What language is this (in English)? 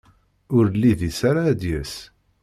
Kabyle